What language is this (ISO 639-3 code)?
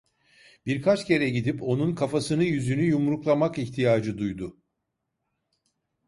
tur